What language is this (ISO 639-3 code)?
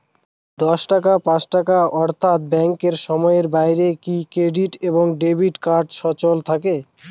ben